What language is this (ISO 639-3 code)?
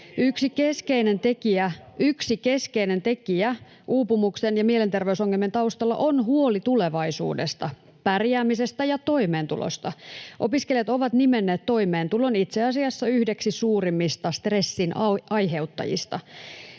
fin